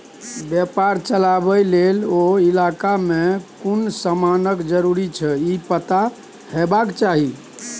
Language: Maithili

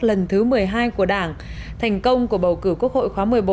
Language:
Vietnamese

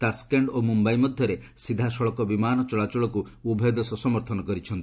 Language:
Odia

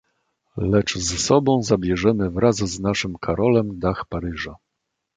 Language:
Polish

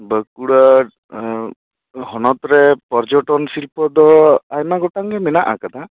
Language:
Santali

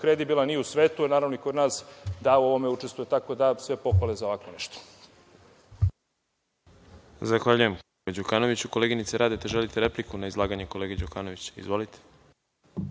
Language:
Serbian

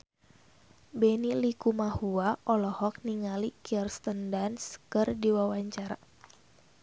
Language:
Sundanese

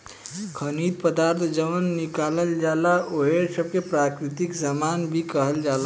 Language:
Bhojpuri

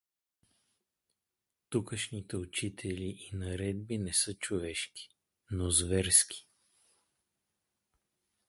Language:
Bulgarian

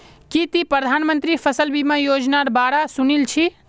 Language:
Magahi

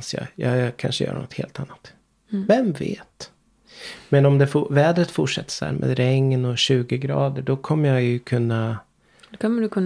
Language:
Swedish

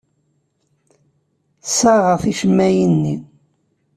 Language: Kabyle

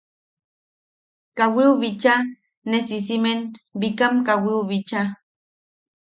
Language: Yaqui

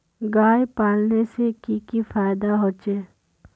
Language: Magahi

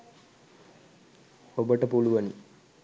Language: Sinhala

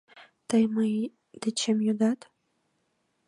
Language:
Mari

